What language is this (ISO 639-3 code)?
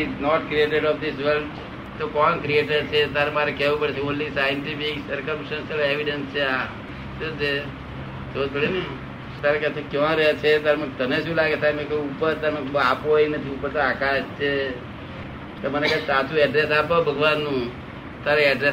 guj